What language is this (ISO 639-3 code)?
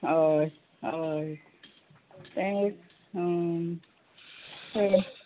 kok